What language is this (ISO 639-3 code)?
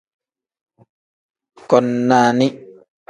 kdh